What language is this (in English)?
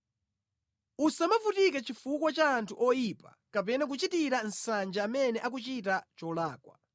Nyanja